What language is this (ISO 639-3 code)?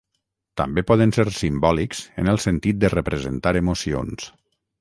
cat